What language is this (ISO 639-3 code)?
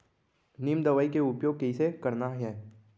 hne